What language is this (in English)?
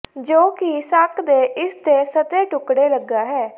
Punjabi